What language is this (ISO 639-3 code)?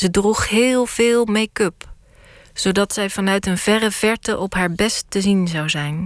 nld